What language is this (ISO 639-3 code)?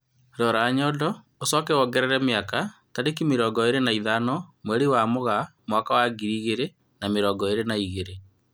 kik